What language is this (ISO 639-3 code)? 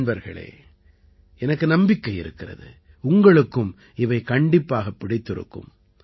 tam